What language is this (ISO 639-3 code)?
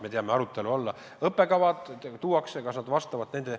est